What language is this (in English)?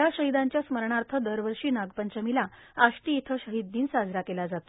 Marathi